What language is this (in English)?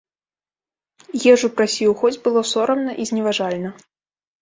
Belarusian